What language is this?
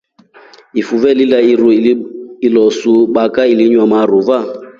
Rombo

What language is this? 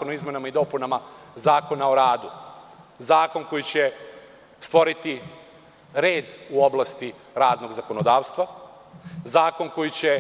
Serbian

